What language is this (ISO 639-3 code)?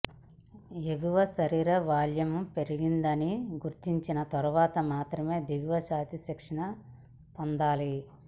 tel